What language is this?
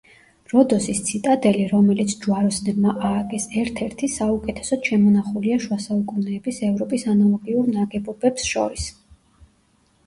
Georgian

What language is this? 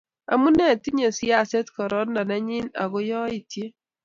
Kalenjin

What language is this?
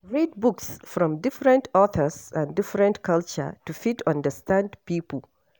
Nigerian Pidgin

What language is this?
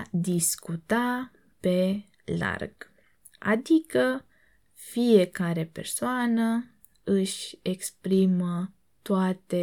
Romanian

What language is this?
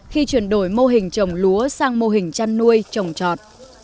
Vietnamese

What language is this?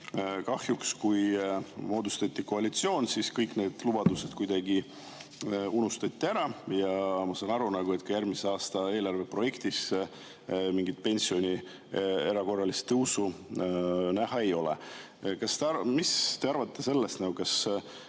Estonian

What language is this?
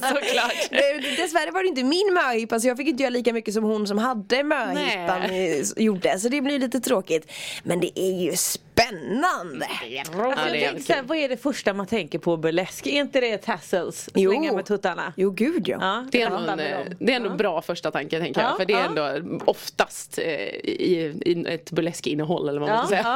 Swedish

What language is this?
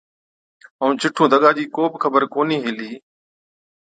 Od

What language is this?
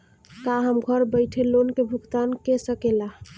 Bhojpuri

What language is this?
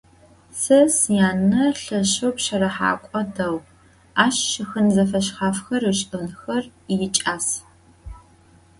Adyghe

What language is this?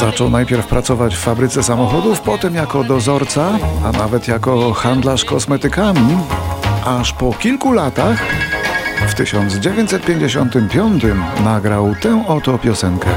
Polish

